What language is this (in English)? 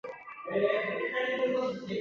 Chinese